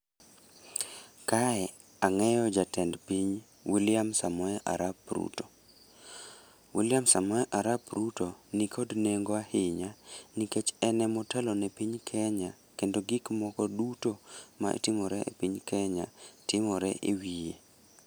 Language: Luo (Kenya and Tanzania)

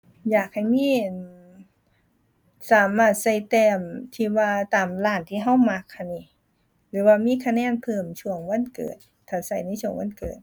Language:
Thai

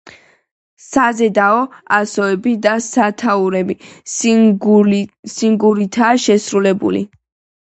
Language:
Georgian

